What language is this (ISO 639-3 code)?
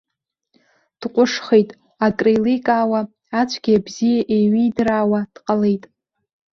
abk